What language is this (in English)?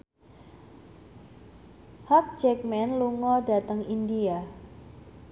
Javanese